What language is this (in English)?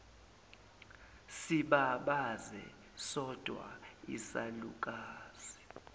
Zulu